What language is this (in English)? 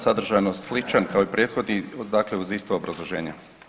Croatian